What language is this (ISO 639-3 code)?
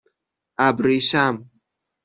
fas